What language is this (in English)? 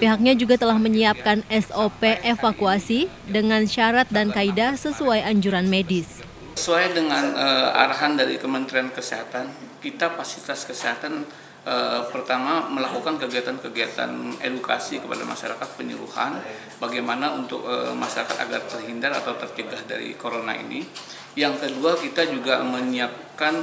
Indonesian